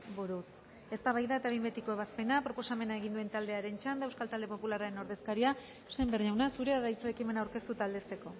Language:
Basque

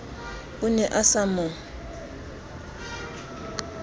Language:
Southern Sotho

